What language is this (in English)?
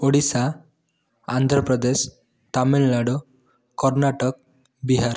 Odia